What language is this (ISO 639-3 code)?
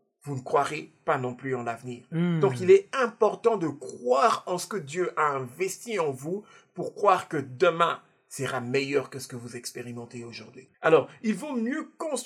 fra